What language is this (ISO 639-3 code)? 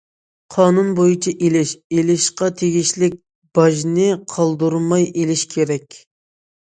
uig